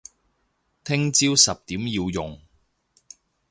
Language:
Cantonese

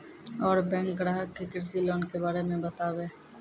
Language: Maithili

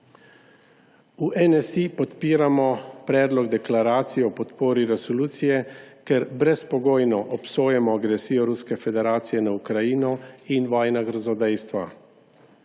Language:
Slovenian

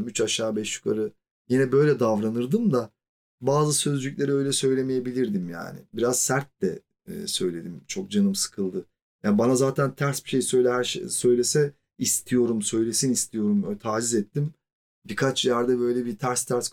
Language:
Turkish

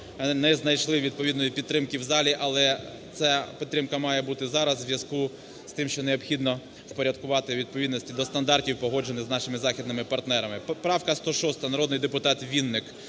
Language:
Ukrainian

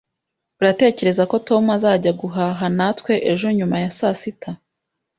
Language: Kinyarwanda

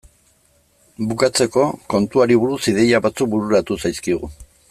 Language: Basque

